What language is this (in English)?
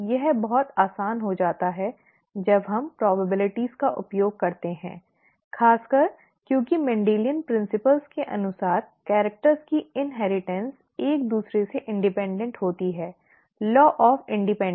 Hindi